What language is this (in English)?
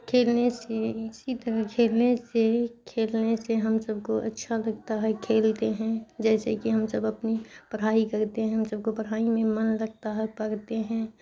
Urdu